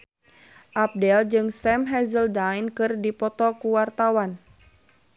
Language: Sundanese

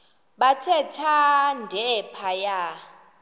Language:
Xhosa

